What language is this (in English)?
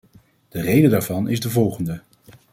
Dutch